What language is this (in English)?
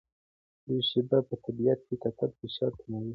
Pashto